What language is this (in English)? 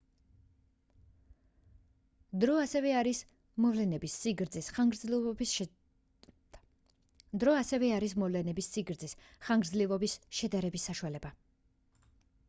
Georgian